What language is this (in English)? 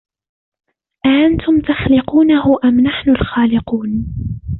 Arabic